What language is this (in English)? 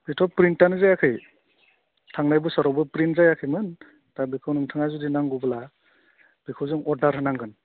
Bodo